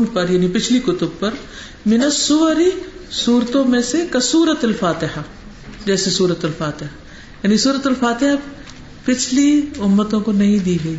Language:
Urdu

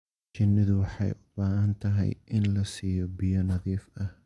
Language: Somali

